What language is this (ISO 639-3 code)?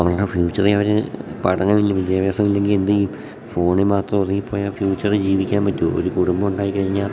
mal